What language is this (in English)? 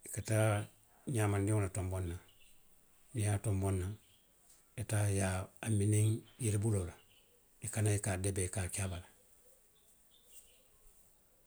Western Maninkakan